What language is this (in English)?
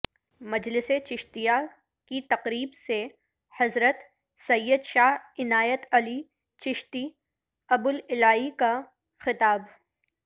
Urdu